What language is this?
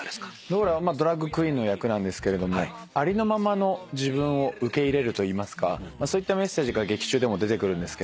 Japanese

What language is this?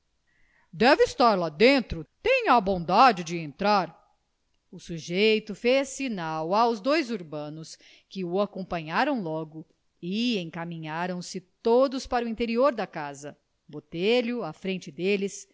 Portuguese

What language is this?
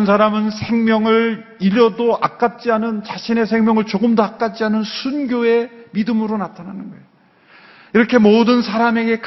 Korean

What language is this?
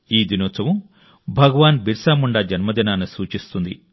Telugu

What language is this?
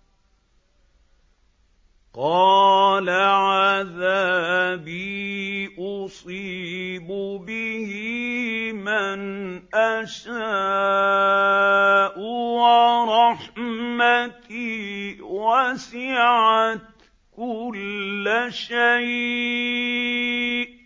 Arabic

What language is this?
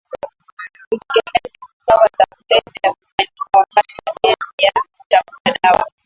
Swahili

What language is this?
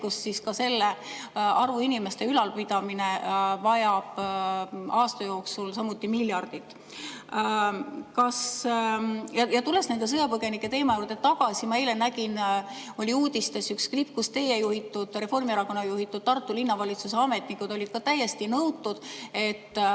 Estonian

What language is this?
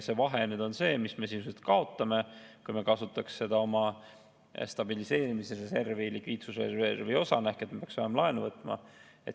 Estonian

